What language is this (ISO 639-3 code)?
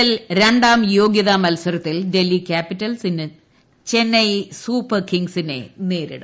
mal